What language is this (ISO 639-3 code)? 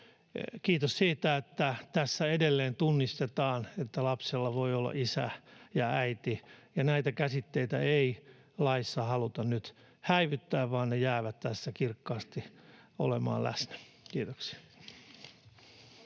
fin